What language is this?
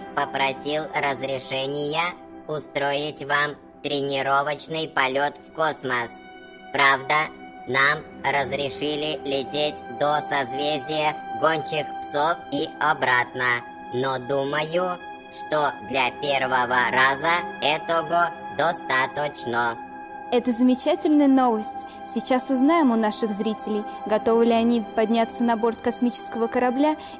Russian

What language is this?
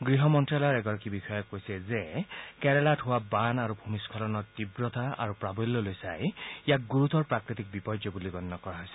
Assamese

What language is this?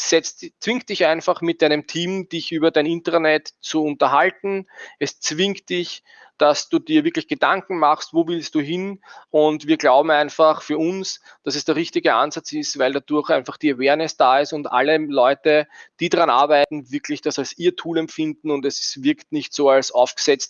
German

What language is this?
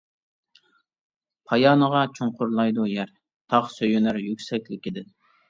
Uyghur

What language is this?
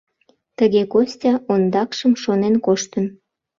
Mari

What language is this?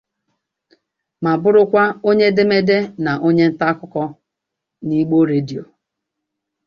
Igbo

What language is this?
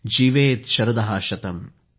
Marathi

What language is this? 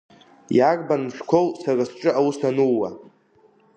Abkhazian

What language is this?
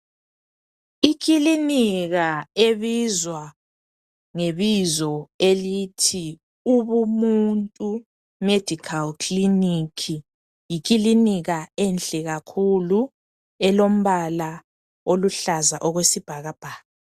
North Ndebele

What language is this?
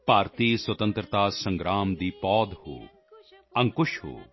Punjabi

